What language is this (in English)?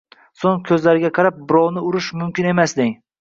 Uzbek